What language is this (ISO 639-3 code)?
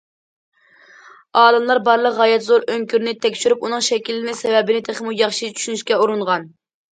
uig